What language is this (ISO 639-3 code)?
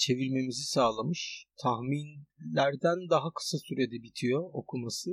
tur